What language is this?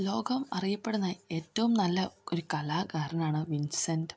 Malayalam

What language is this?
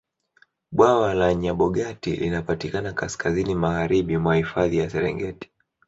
Swahili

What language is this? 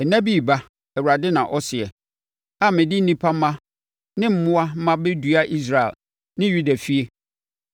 Akan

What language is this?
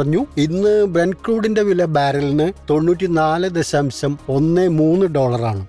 Malayalam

